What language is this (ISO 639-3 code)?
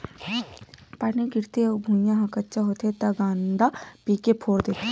hne